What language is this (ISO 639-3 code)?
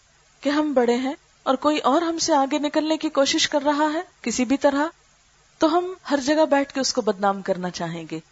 urd